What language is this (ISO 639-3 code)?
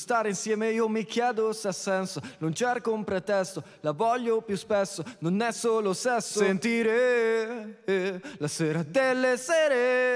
ita